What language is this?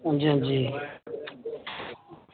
Dogri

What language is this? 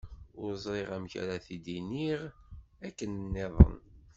Kabyle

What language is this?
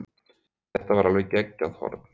Icelandic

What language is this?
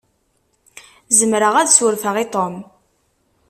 Kabyle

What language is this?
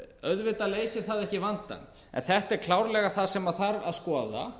Icelandic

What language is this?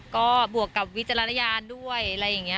Thai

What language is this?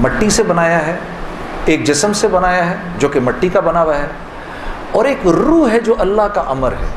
Urdu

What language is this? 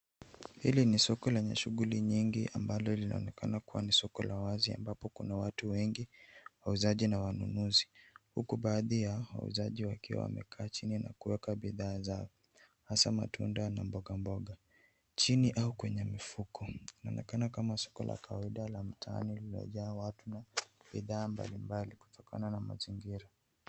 Swahili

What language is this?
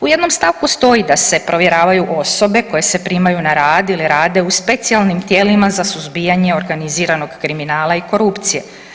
Croatian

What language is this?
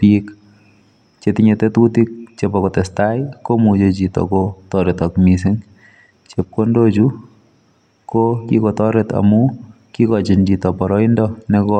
Kalenjin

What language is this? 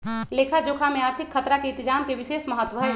Magahi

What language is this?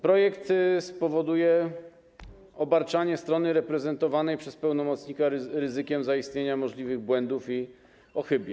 Polish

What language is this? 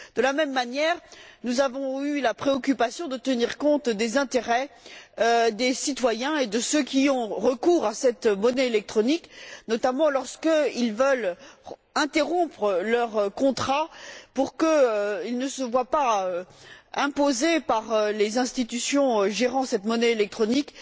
French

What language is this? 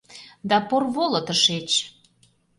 Mari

